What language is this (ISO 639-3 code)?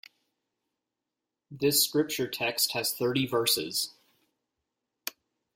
eng